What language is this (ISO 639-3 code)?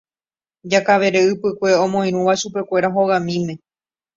grn